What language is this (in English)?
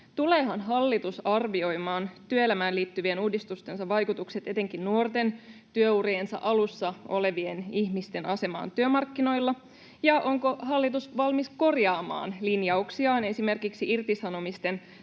Finnish